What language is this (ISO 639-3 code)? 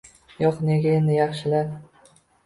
uzb